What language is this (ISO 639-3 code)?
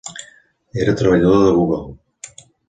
cat